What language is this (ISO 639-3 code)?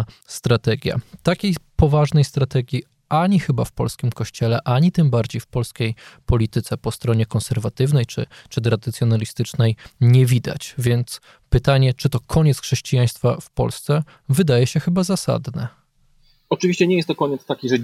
pol